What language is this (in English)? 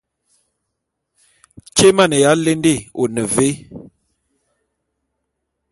Bulu